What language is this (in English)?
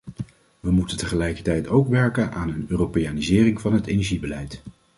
Dutch